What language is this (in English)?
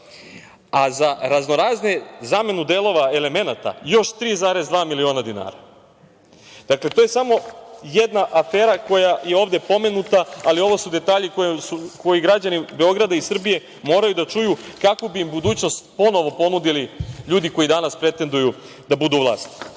Serbian